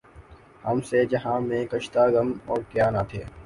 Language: Urdu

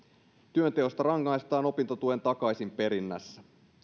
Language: Finnish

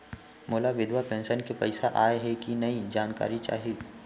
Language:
Chhattisgarhi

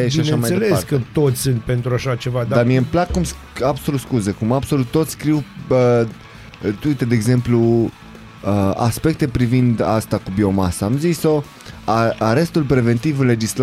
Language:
Romanian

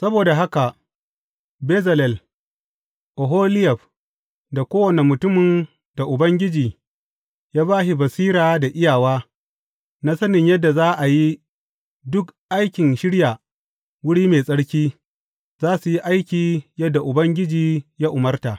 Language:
Hausa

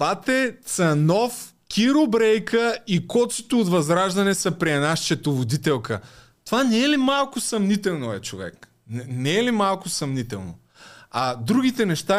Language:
Bulgarian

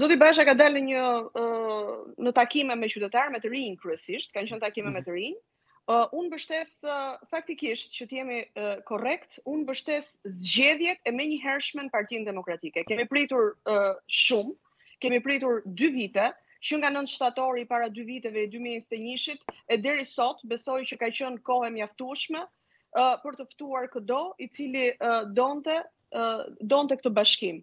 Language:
Romanian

